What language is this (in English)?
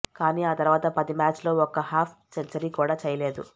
Telugu